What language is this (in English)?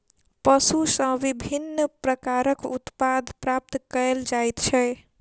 Maithili